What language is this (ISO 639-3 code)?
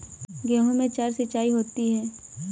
hin